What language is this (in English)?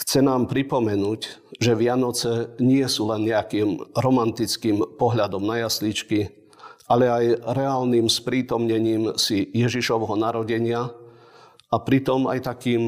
Slovak